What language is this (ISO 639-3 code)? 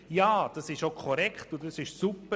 gsw